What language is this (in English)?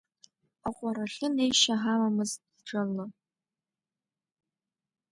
Abkhazian